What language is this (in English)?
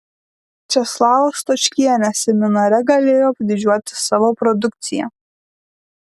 Lithuanian